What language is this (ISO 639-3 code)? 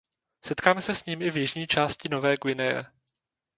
ces